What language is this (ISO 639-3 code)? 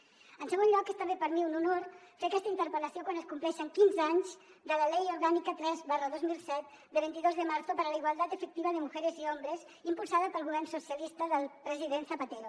cat